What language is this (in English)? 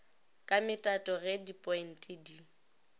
Northern Sotho